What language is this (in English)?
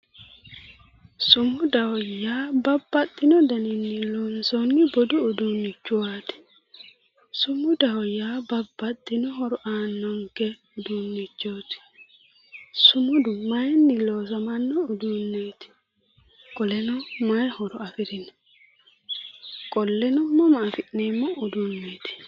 Sidamo